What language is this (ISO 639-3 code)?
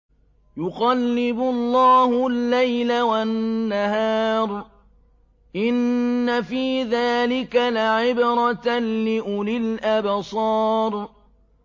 ara